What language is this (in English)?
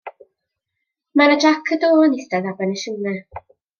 Welsh